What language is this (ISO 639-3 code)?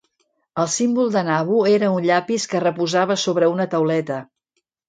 cat